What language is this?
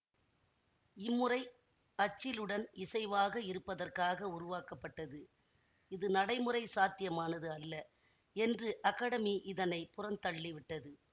Tamil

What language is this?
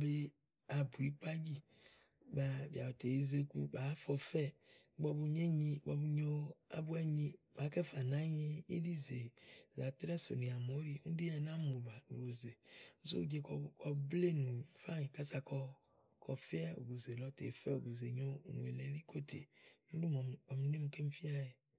Igo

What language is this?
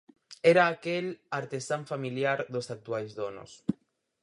Galician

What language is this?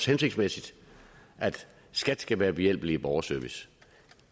Danish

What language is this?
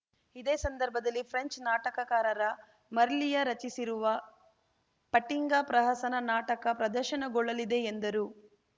Kannada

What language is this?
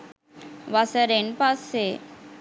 Sinhala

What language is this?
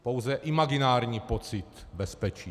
Czech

